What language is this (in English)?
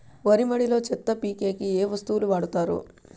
Telugu